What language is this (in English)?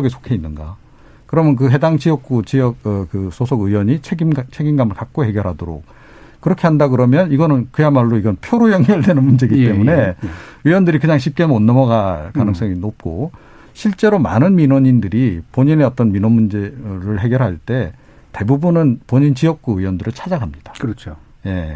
Korean